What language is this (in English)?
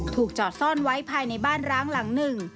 Thai